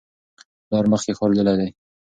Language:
Pashto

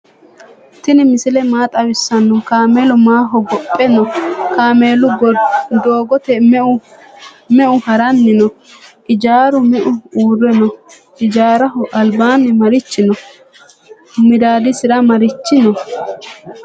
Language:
Sidamo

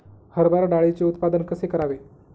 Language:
Marathi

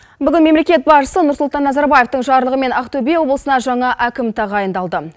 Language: Kazakh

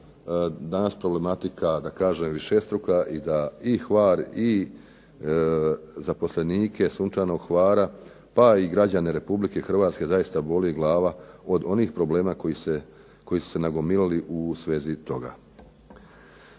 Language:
Croatian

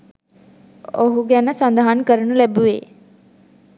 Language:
Sinhala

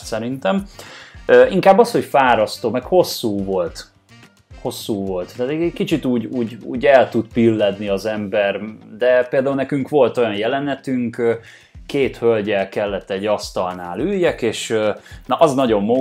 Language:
Hungarian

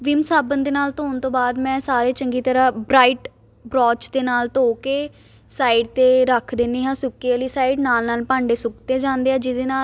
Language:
Punjabi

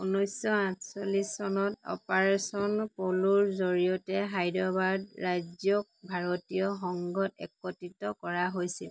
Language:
Assamese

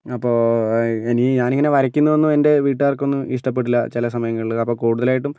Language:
Malayalam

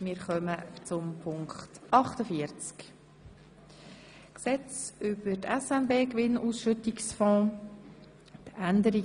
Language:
Swiss German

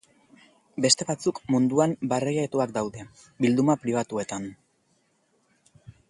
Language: Basque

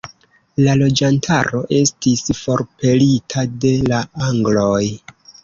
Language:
Esperanto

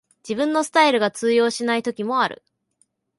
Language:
Japanese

